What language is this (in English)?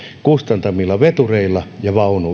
Finnish